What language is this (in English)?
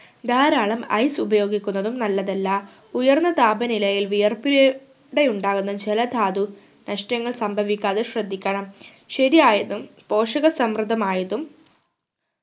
Malayalam